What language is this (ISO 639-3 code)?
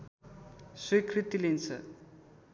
nep